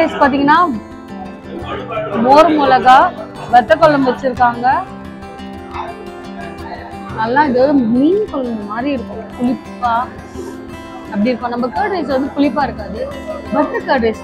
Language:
Indonesian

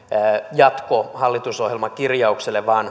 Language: Finnish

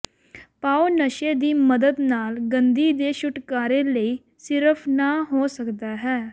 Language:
Punjabi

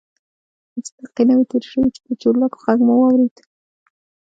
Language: Pashto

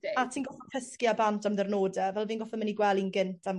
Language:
Welsh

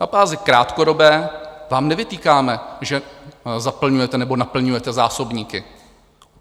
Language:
Czech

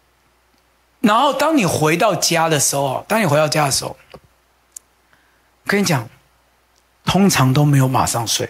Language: Chinese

